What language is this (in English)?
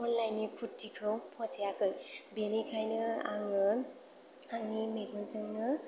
Bodo